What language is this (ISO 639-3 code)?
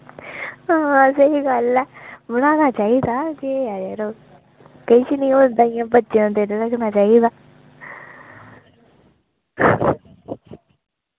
doi